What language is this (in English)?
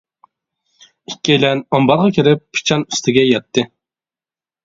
Uyghur